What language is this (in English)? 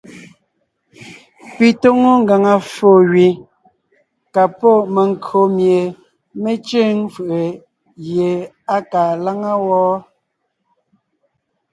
Ngiemboon